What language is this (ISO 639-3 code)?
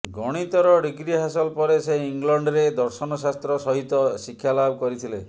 ori